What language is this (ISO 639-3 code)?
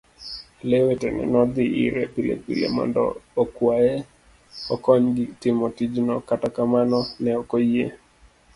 luo